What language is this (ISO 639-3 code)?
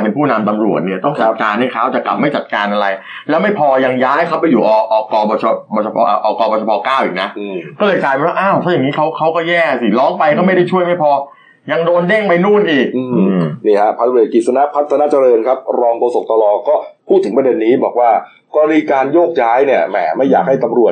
tha